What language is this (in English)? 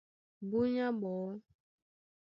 Duala